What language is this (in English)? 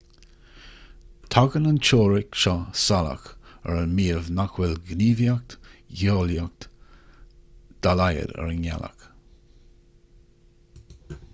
Irish